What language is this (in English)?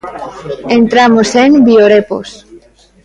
Galician